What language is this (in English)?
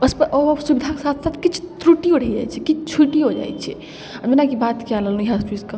Maithili